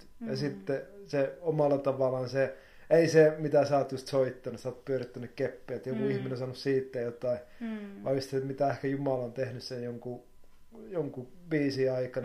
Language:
Finnish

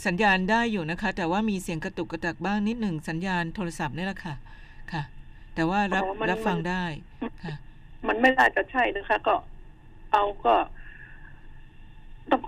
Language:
Thai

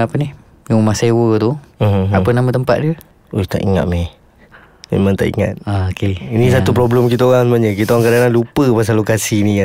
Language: Malay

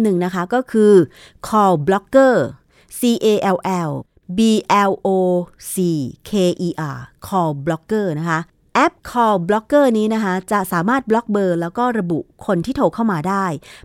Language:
Thai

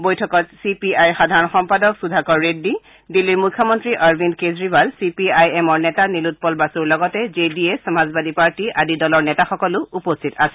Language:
Assamese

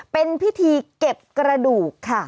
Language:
Thai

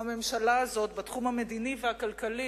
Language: Hebrew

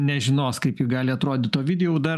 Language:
Lithuanian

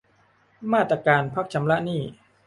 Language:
Thai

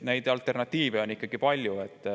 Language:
Estonian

